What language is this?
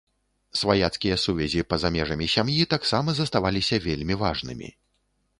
Belarusian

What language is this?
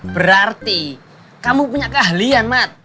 Indonesian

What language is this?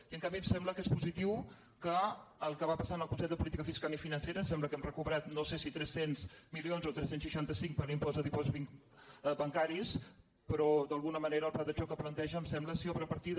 Catalan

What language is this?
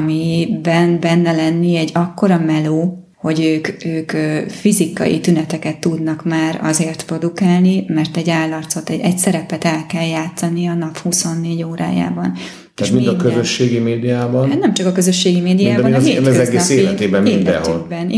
Hungarian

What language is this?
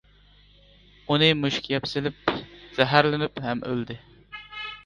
Uyghur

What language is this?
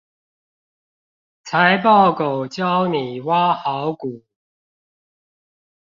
Chinese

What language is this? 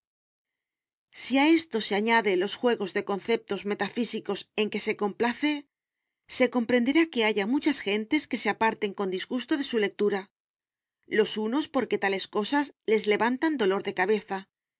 Spanish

